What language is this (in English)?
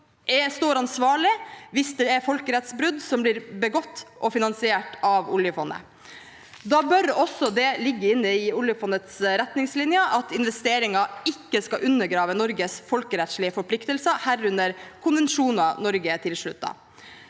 Norwegian